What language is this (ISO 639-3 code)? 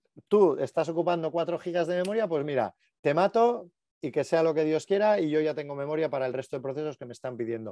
spa